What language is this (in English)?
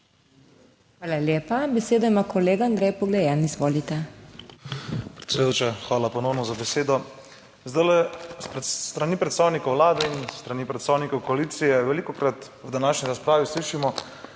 Slovenian